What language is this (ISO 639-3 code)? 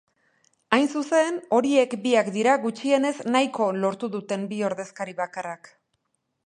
eus